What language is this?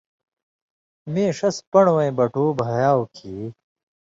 Indus Kohistani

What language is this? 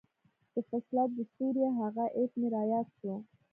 Pashto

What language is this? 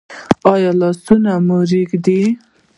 Pashto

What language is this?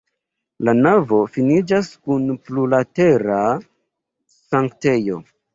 Esperanto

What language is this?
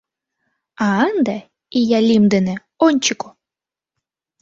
Mari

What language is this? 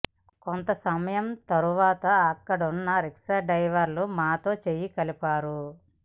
Telugu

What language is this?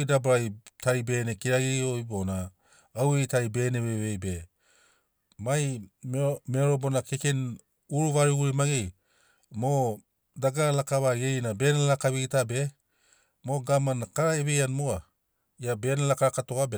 Sinaugoro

